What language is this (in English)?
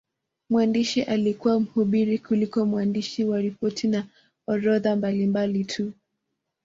Swahili